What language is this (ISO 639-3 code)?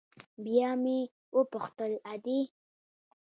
pus